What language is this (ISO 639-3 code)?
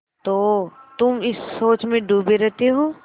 hin